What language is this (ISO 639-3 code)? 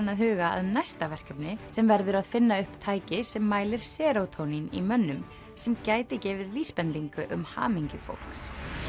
isl